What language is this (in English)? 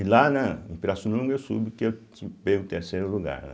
Portuguese